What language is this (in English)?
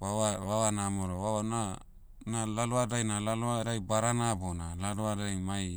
Motu